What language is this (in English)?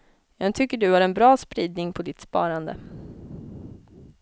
Swedish